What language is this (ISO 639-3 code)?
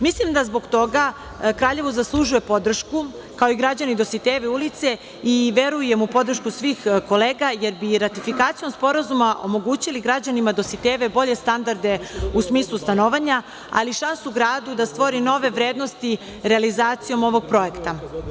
srp